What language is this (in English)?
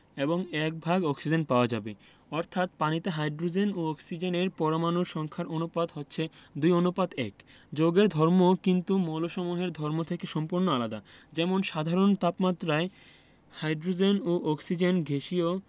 Bangla